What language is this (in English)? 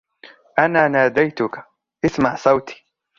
Arabic